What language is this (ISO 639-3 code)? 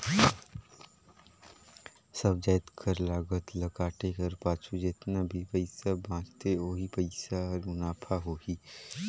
hne